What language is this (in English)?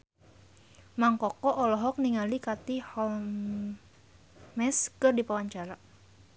Sundanese